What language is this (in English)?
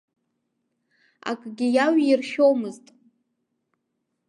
Abkhazian